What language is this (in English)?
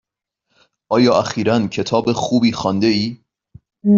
Persian